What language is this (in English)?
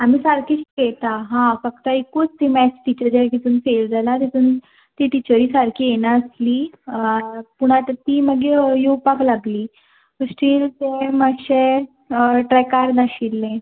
Konkani